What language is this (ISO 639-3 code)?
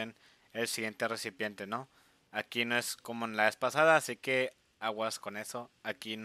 spa